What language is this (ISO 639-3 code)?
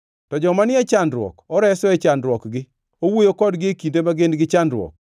luo